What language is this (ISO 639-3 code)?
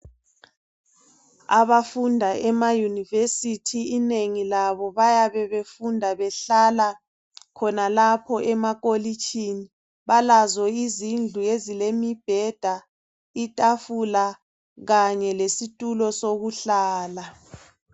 nde